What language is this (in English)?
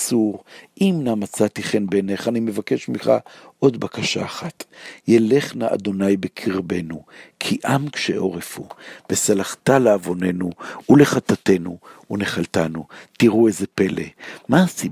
Hebrew